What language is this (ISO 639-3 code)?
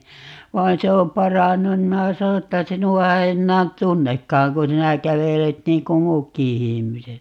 fin